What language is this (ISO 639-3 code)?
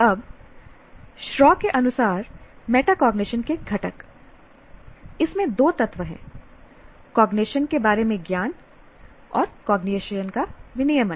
hin